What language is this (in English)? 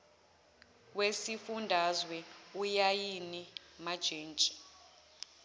Zulu